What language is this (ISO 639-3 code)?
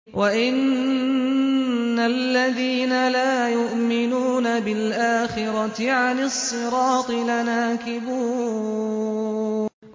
ara